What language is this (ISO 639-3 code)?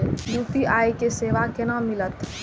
mai